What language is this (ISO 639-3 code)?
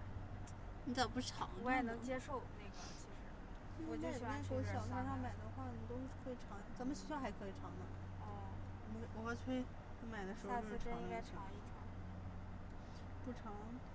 zho